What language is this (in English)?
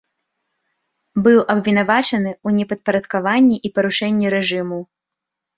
Belarusian